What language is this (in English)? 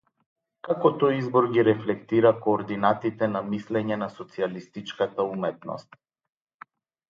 Macedonian